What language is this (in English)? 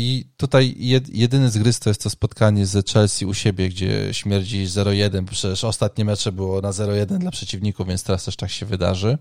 Polish